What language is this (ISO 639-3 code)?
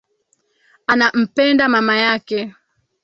swa